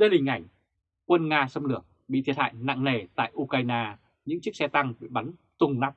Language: Vietnamese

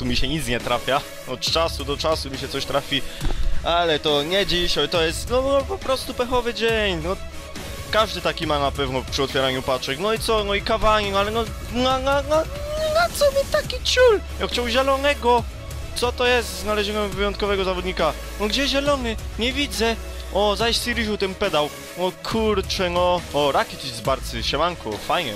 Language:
Polish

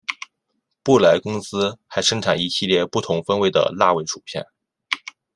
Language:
Chinese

